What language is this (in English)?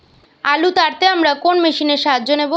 Bangla